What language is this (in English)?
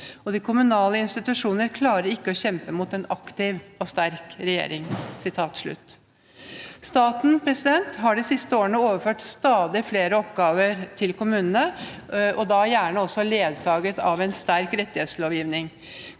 Norwegian